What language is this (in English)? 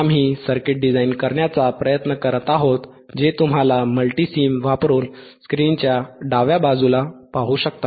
Marathi